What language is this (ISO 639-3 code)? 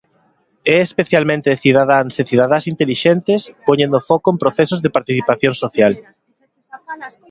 glg